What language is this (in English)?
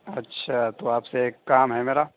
Urdu